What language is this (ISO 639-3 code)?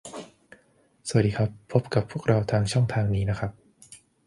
tha